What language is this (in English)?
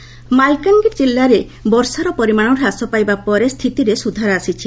Odia